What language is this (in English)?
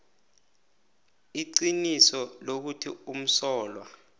South Ndebele